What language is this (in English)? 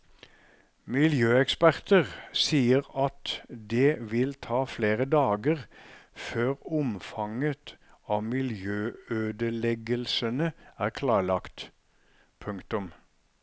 Norwegian